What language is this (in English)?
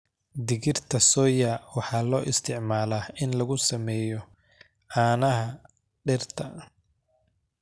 Somali